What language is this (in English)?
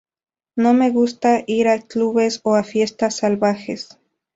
Spanish